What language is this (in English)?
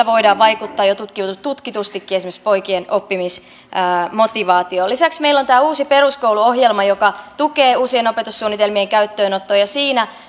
Finnish